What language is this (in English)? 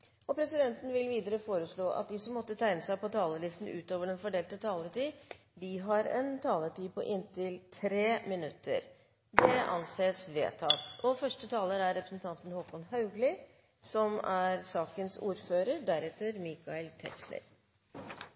Norwegian Bokmål